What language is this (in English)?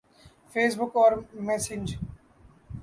Urdu